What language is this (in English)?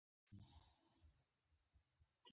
Bangla